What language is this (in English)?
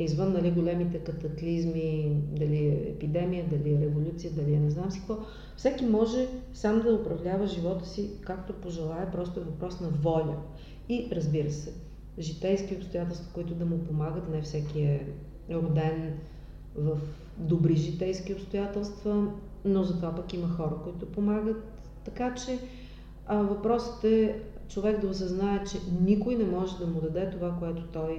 Bulgarian